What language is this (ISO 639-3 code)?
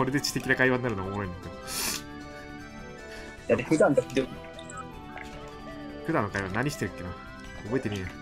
jpn